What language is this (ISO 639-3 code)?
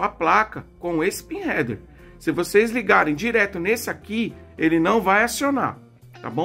por